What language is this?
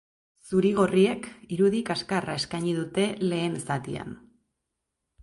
Basque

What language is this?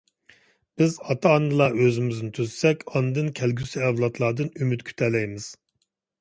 Uyghur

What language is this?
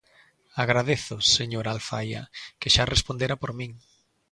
Galician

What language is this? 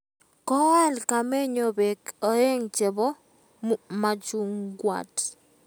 Kalenjin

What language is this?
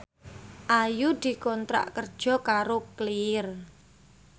Javanese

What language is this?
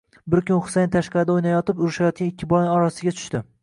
Uzbek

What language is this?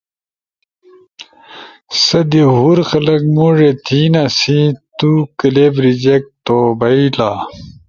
Ushojo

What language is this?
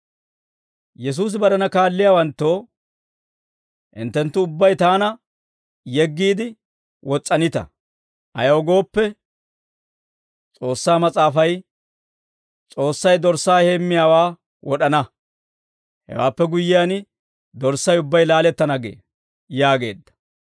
Dawro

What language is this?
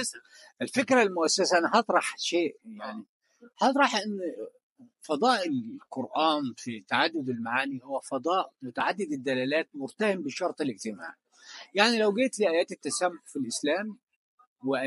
Arabic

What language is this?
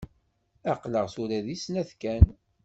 Kabyle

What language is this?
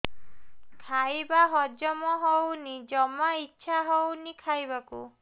Odia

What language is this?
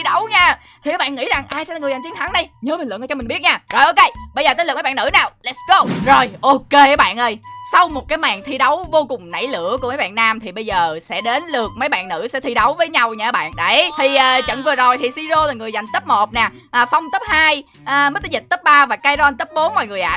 Vietnamese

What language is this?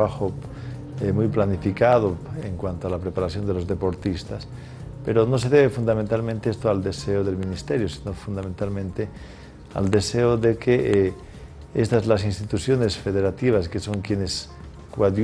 Spanish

